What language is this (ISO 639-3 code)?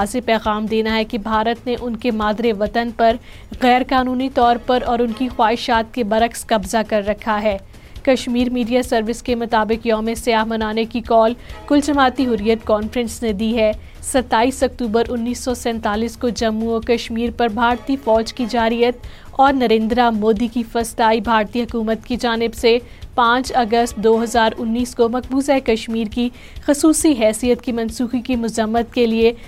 urd